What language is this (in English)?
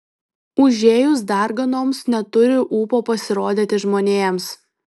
Lithuanian